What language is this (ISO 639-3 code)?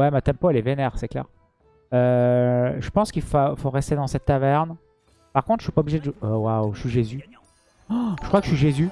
fra